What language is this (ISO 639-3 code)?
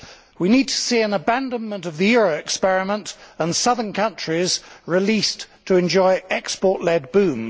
eng